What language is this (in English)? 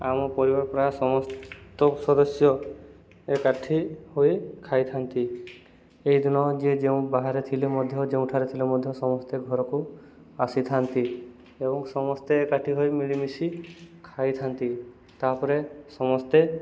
Odia